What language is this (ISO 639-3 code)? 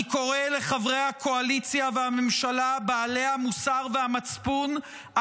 heb